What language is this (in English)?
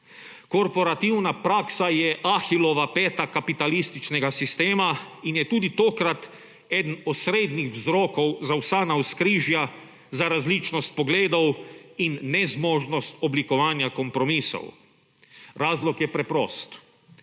Slovenian